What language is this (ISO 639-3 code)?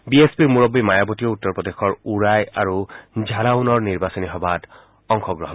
asm